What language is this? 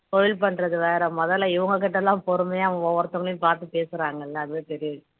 Tamil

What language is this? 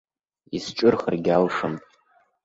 Abkhazian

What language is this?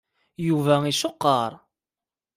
Kabyle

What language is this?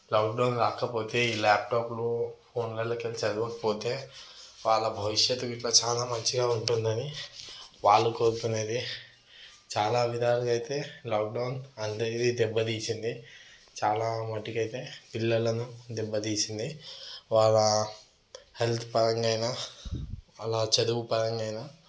Telugu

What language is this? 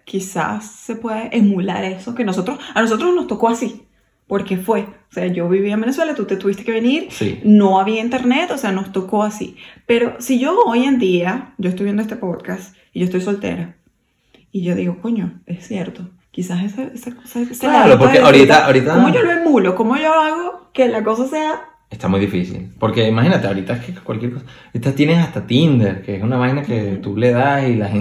Spanish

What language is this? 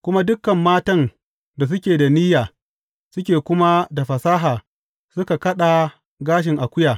Hausa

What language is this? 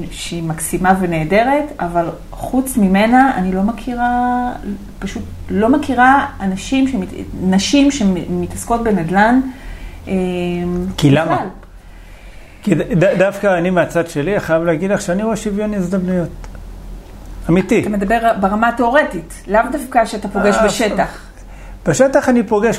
Hebrew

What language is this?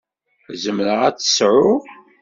Kabyle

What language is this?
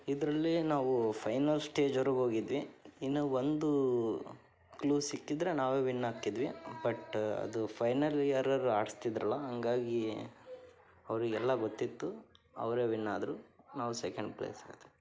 Kannada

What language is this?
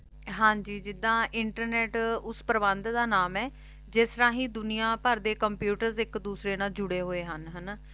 Punjabi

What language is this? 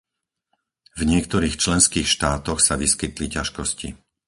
Slovak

